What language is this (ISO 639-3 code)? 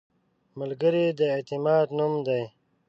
pus